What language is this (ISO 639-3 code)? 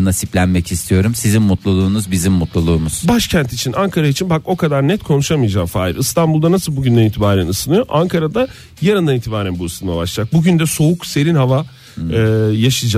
tur